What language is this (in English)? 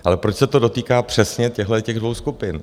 Czech